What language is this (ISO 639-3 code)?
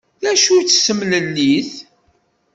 kab